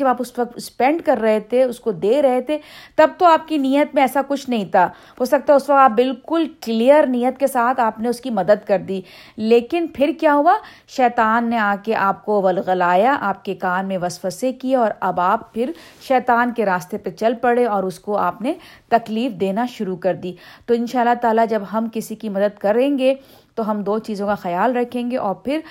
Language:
Urdu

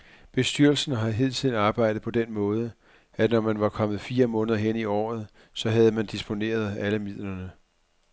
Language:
Danish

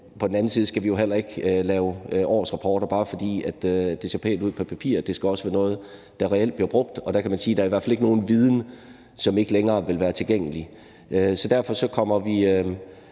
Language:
Danish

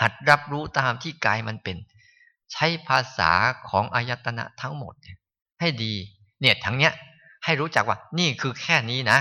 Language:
Thai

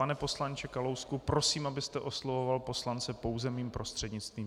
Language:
Czech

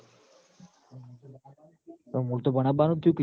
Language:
Gujarati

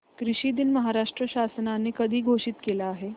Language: Marathi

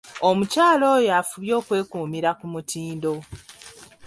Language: Ganda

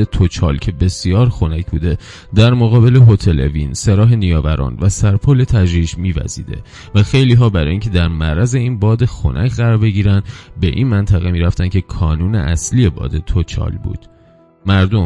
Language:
Persian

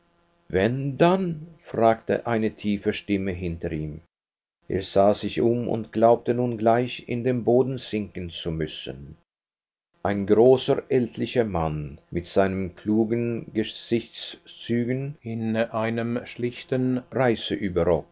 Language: German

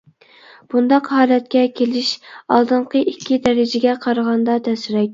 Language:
Uyghur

